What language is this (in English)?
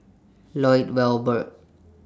English